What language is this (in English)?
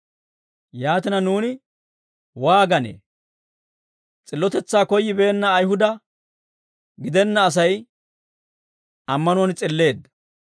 Dawro